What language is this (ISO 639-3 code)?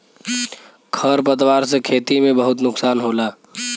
bho